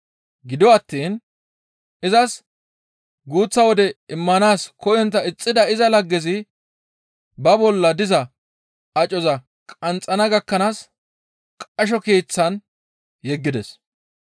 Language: Gamo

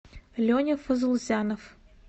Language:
Russian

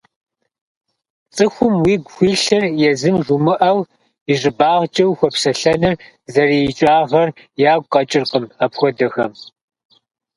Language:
Kabardian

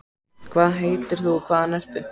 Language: Icelandic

